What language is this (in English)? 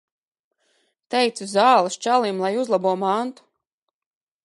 Latvian